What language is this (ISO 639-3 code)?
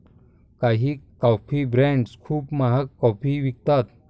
mar